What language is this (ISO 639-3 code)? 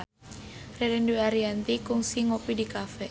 sun